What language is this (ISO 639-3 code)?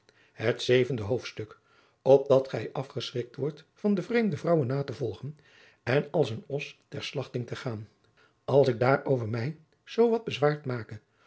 nld